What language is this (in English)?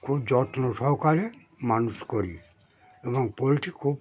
Bangla